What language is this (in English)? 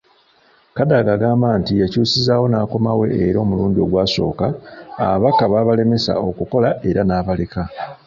Ganda